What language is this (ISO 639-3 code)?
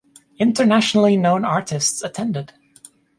eng